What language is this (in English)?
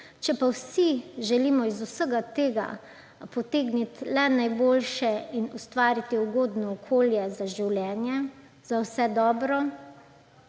Slovenian